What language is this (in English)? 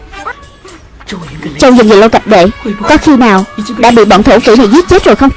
Vietnamese